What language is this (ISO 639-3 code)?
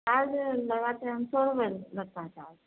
urd